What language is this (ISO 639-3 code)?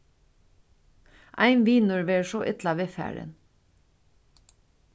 fao